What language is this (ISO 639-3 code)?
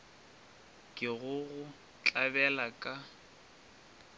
nso